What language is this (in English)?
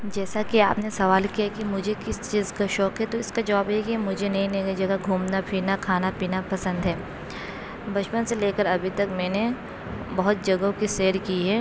Urdu